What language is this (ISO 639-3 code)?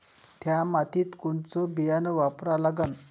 mar